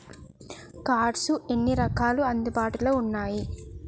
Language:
Telugu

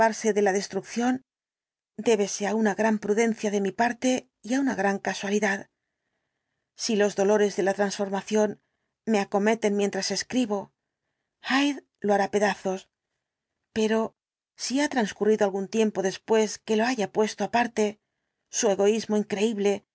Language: Spanish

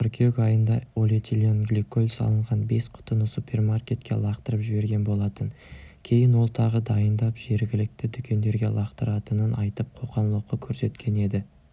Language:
Kazakh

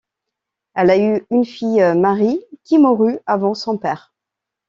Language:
French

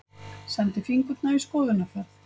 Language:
Icelandic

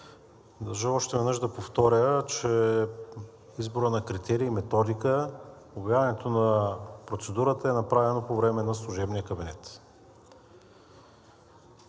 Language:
Bulgarian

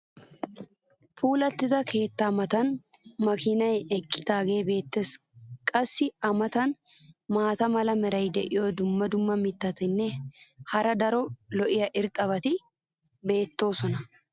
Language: Wolaytta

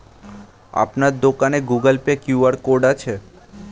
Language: Bangla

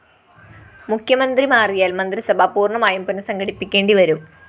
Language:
Malayalam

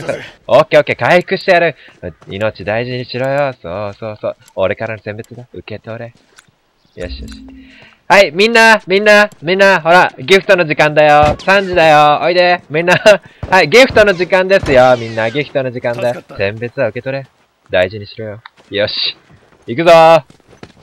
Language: Japanese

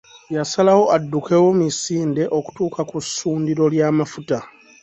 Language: Ganda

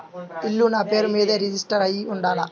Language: Telugu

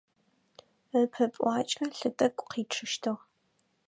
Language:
Adyghe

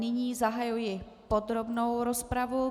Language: Czech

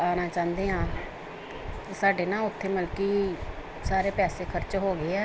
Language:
Punjabi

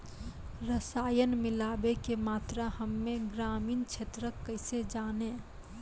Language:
Maithili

